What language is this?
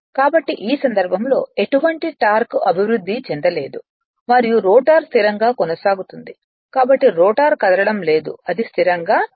Telugu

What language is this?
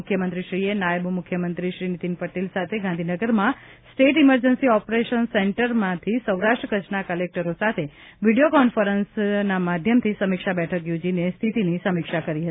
Gujarati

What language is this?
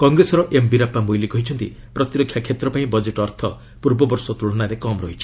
Odia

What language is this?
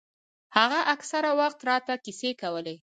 Pashto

